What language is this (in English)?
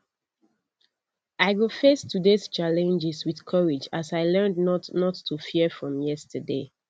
Nigerian Pidgin